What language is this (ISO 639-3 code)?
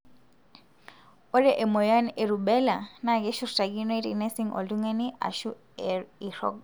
mas